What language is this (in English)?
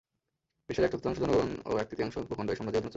Bangla